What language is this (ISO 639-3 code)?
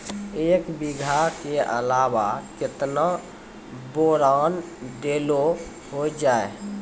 mai